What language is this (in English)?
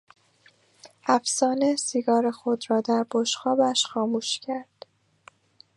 Persian